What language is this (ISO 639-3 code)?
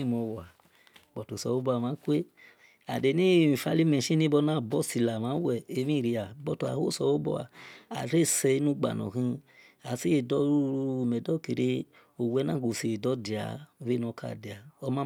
ish